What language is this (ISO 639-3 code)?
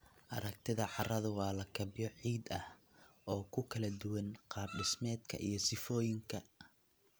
som